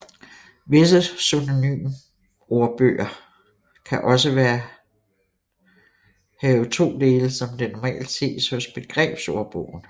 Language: Danish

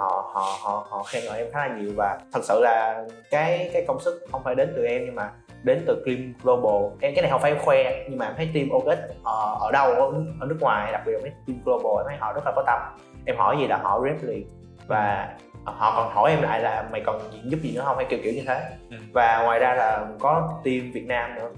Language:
Vietnamese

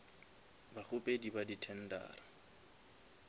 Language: Northern Sotho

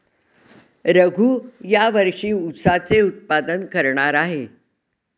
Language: Marathi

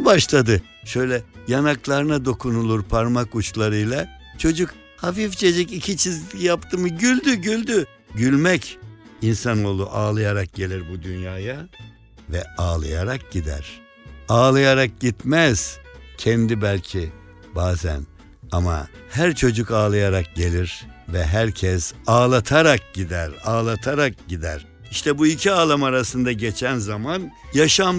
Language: Turkish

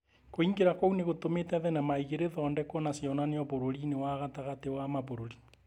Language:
Kikuyu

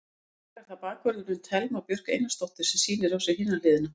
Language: Icelandic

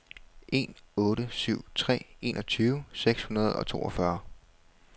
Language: Danish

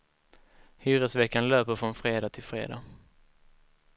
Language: Swedish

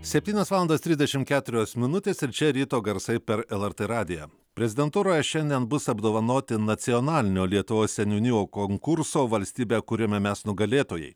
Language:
Lithuanian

